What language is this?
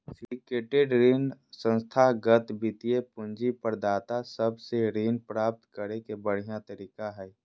Magahi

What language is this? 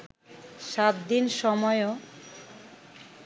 Bangla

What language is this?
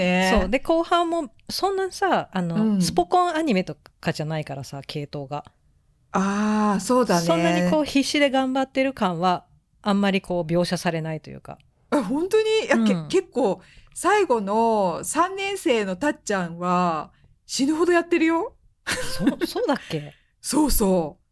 Japanese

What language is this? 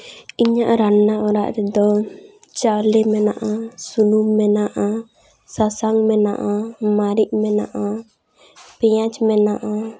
Santali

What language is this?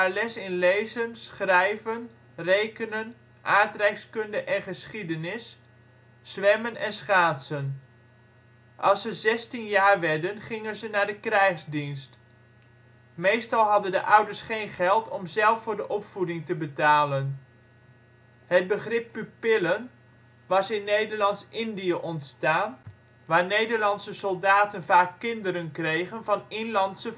Dutch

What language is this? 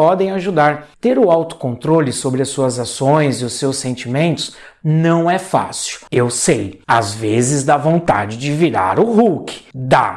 Portuguese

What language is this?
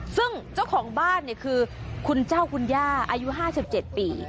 Thai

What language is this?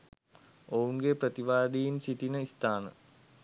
Sinhala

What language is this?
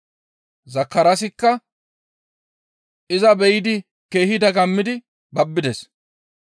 Gamo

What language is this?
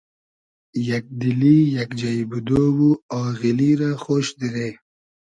Hazaragi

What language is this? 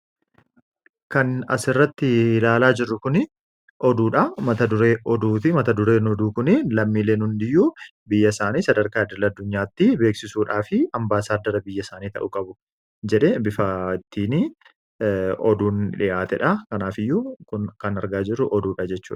Oromo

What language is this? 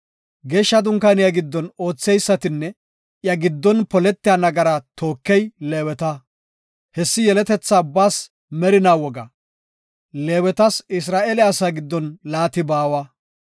Gofa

